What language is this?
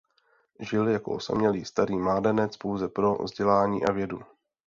Czech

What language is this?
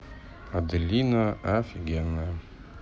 Russian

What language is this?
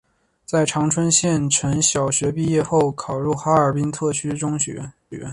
Chinese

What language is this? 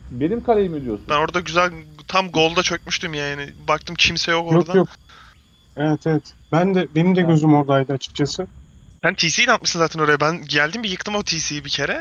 Turkish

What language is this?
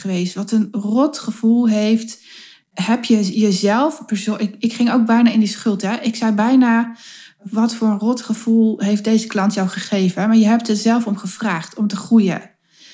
Dutch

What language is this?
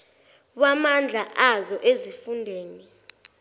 Zulu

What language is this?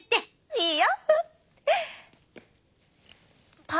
Japanese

